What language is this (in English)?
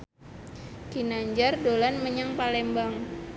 Javanese